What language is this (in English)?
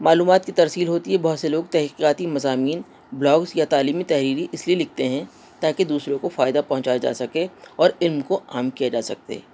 Urdu